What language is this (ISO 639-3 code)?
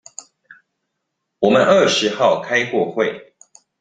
zho